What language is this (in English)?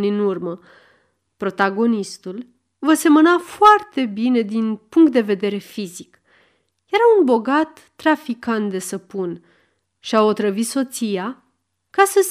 Romanian